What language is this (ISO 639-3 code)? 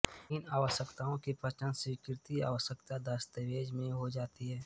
hin